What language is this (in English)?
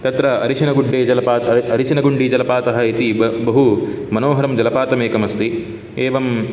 Sanskrit